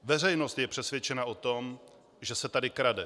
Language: Czech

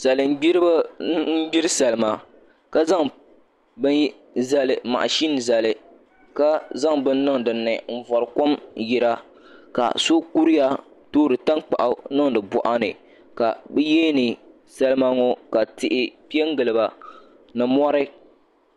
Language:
Dagbani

